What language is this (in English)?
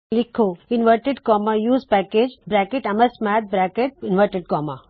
Punjabi